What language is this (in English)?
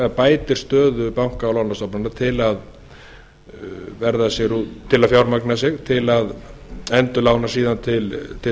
Icelandic